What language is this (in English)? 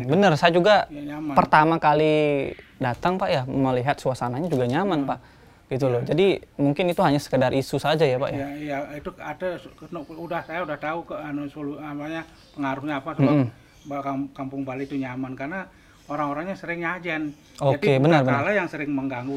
Indonesian